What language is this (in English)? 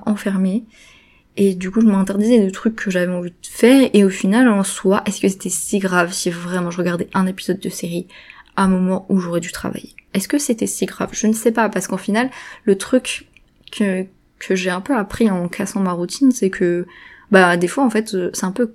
French